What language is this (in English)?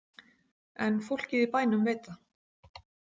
Icelandic